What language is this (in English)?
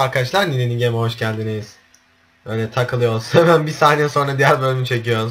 Turkish